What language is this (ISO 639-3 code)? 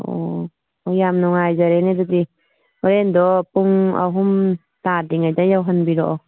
mni